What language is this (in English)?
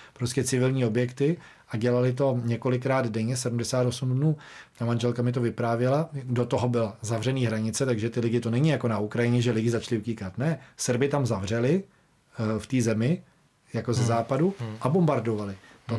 Czech